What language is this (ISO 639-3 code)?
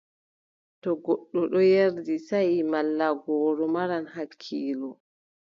fub